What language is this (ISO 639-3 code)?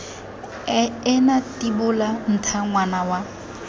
tsn